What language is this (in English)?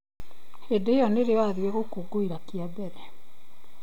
Kikuyu